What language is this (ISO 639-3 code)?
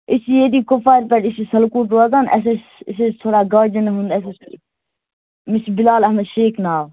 kas